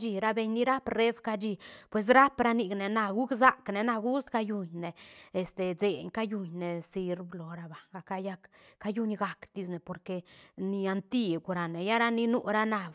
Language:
Santa Catarina Albarradas Zapotec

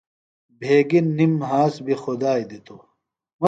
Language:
Phalura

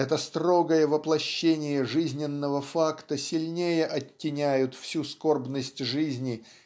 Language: Russian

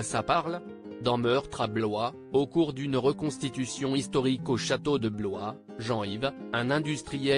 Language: French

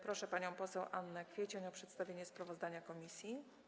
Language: Polish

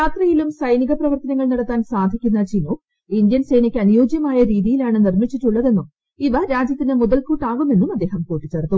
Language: Malayalam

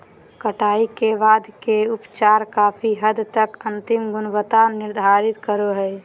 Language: Magahi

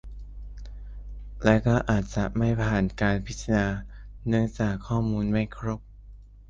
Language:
Thai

